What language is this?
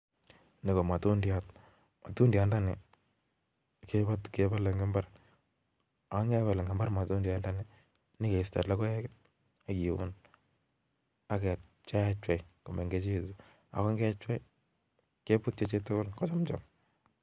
Kalenjin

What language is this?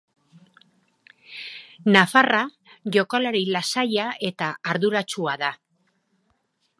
Basque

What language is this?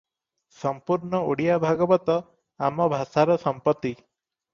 Odia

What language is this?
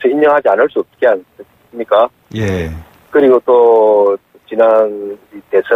Korean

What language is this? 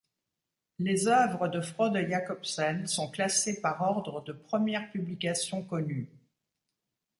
French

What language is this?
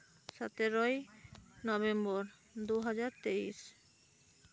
Santali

